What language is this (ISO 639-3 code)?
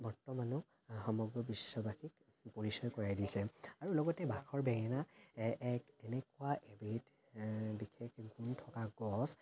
asm